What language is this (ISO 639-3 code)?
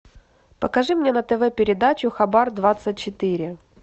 rus